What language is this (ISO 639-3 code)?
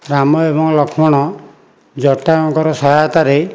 ori